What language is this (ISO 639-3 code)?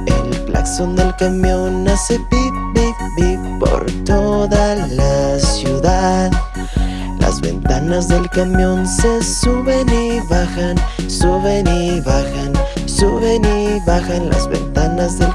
spa